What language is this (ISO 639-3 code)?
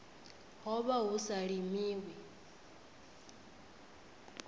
ven